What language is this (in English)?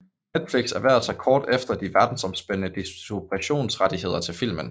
Danish